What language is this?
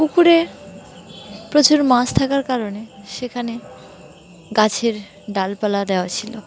Bangla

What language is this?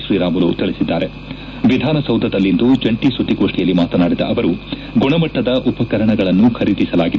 Kannada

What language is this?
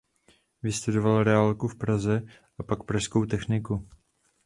Czech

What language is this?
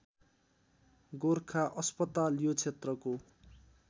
Nepali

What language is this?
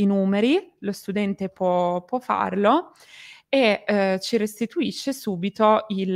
Italian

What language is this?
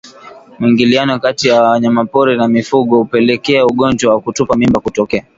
Swahili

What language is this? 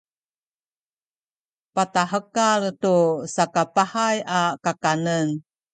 Sakizaya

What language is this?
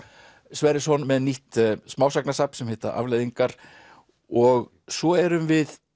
Icelandic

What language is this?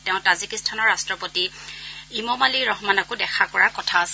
Assamese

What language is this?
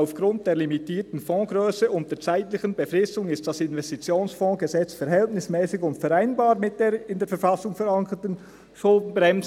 Swiss German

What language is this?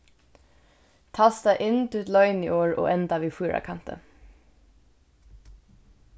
Faroese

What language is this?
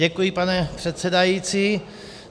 Czech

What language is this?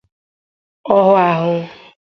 Igbo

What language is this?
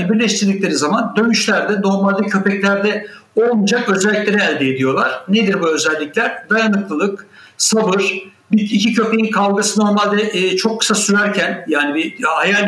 Turkish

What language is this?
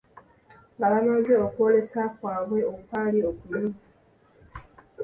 Ganda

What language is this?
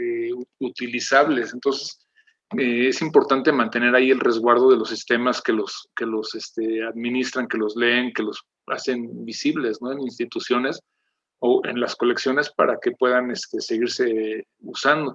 Spanish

